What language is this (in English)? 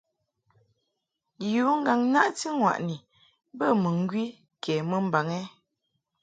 Mungaka